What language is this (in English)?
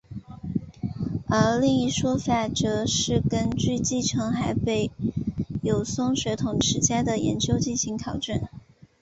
Chinese